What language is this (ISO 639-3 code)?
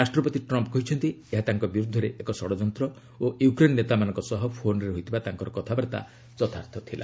ori